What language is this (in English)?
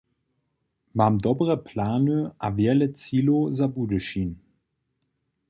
Upper Sorbian